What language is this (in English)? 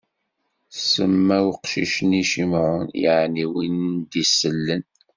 Kabyle